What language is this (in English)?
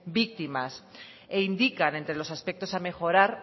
Spanish